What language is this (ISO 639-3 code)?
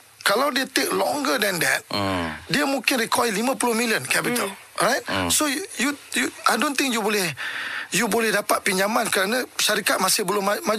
msa